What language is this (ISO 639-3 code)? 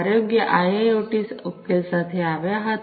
guj